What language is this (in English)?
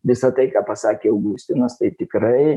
Lithuanian